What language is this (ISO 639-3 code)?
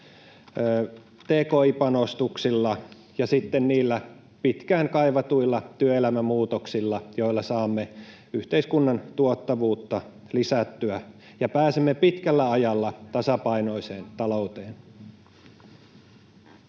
fin